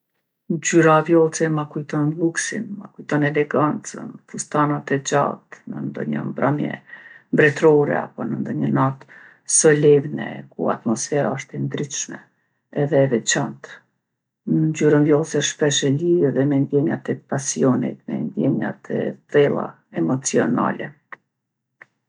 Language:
Gheg Albanian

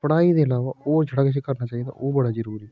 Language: Dogri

